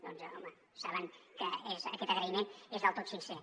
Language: Catalan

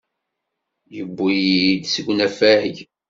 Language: Kabyle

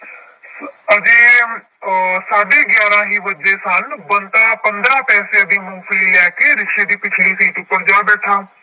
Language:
Punjabi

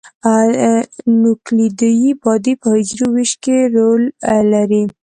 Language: Pashto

